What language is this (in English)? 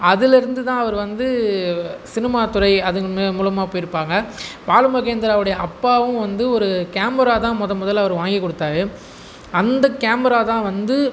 Tamil